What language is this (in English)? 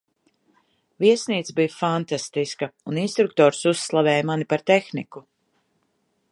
Latvian